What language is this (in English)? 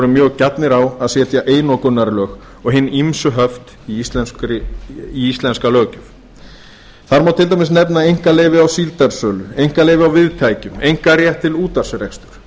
Icelandic